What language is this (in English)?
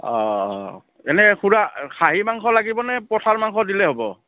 Assamese